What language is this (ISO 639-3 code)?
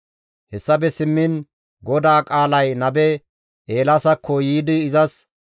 gmv